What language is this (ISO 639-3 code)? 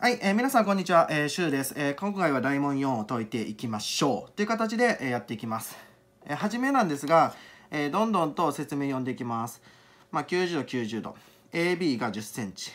jpn